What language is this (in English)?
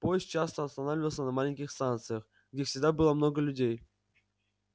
Russian